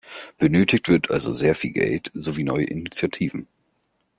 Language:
German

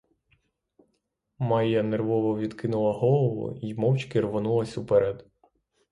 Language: Ukrainian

